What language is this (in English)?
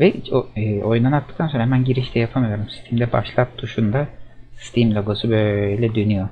Turkish